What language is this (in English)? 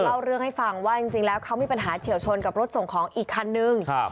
Thai